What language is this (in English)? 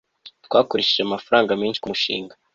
Kinyarwanda